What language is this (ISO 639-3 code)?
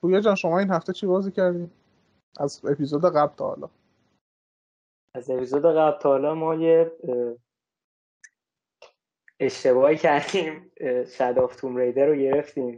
fas